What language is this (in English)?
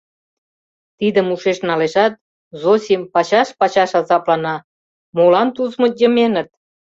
Mari